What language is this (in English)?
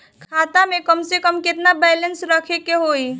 Bhojpuri